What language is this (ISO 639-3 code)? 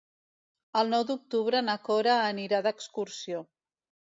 cat